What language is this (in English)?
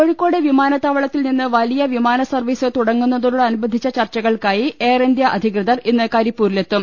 Malayalam